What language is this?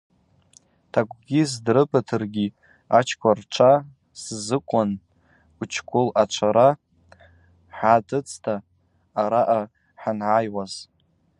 Abaza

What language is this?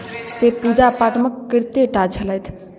Maithili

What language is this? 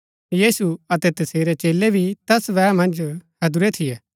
Gaddi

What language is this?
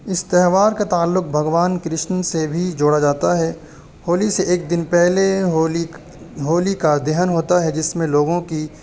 Urdu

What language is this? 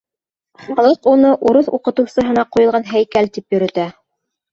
Bashkir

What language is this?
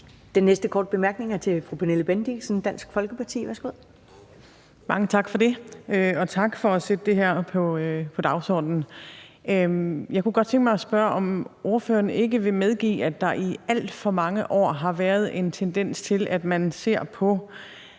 Danish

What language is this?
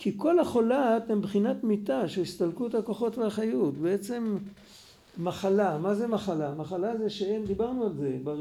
Hebrew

